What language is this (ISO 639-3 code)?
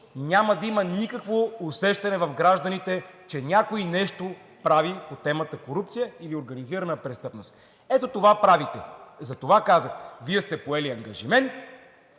bul